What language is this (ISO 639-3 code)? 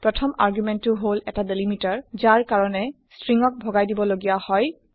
asm